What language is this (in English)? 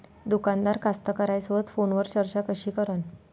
Marathi